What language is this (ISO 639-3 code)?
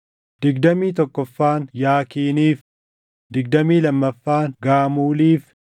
orm